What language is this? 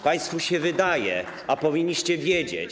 Polish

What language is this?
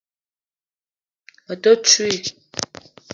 Eton (Cameroon)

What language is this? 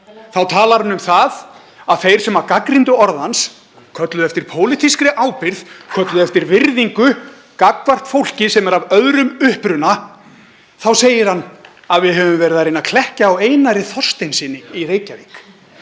Icelandic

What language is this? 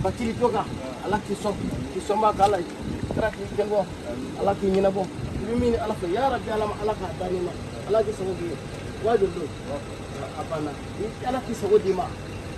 Indonesian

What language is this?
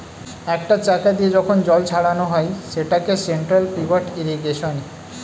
Bangla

